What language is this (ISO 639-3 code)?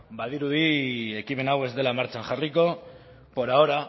eus